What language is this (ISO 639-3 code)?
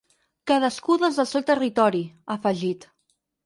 cat